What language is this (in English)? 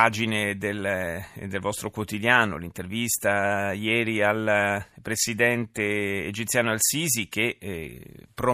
Italian